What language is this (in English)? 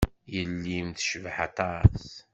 Kabyle